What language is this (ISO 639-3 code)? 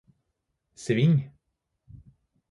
nob